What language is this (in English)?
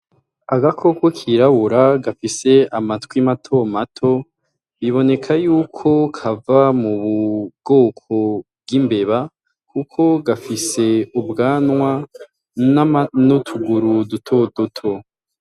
Rundi